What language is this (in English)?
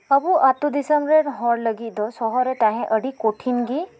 Santali